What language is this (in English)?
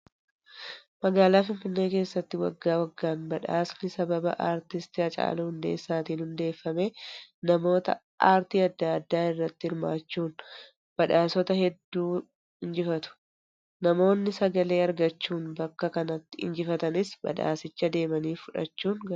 Oromo